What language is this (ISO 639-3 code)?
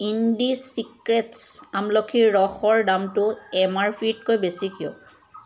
asm